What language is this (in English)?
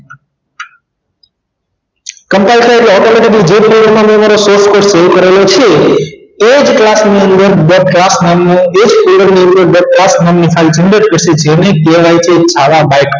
Gujarati